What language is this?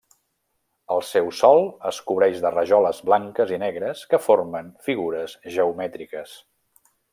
Catalan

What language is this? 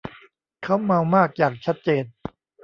Thai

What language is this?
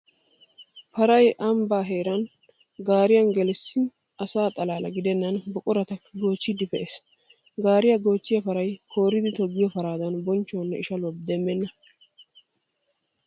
Wolaytta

